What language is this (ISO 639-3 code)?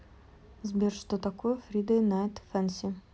rus